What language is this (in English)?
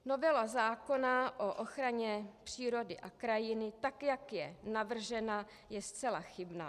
Czech